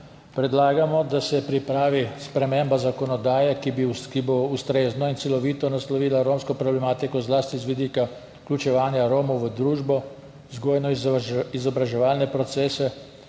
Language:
Slovenian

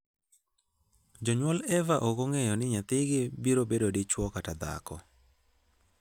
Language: Luo (Kenya and Tanzania)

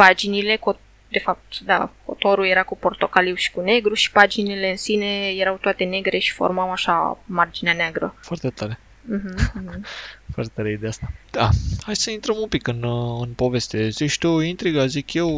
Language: Romanian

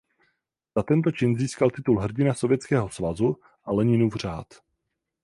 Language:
Czech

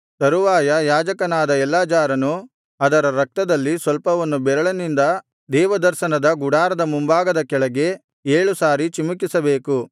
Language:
Kannada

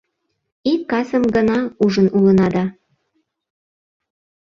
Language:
Mari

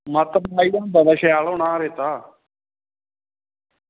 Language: Dogri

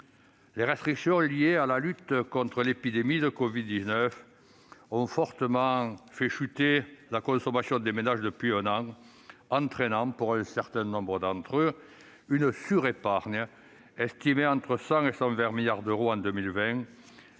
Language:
French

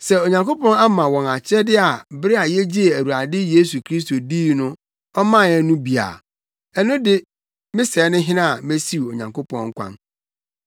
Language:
Akan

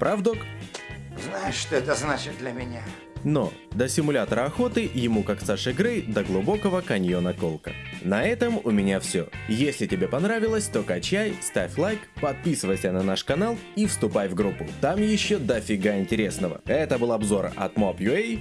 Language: Russian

